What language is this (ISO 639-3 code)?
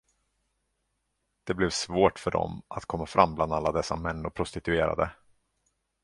swe